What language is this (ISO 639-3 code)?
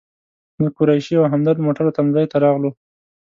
pus